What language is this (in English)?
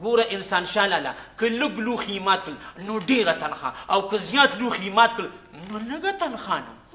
Romanian